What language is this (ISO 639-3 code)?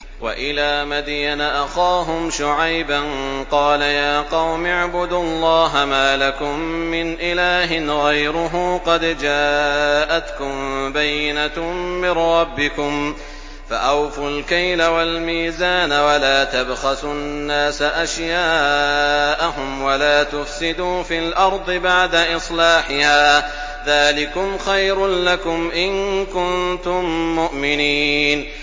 ara